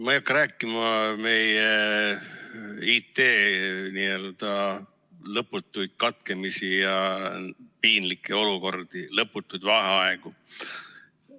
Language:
Estonian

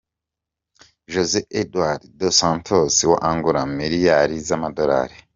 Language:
Kinyarwanda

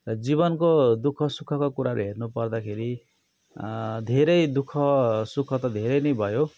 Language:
Nepali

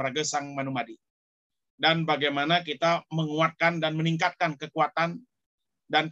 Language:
Indonesian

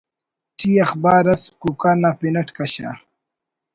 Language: Brahui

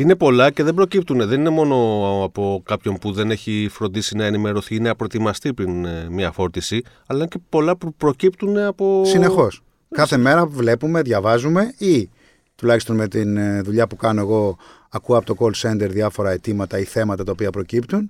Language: Greek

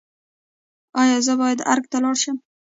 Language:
Pashto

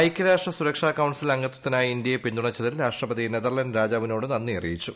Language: Malayalam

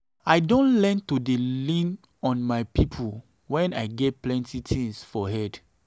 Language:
Nigerian Pidgin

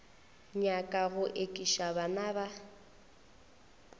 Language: Northern Sotho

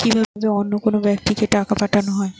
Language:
Bangla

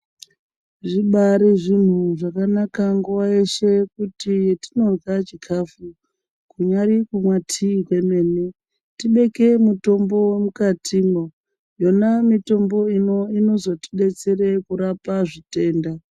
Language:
Ndau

